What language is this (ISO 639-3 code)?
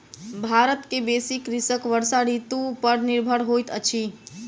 mai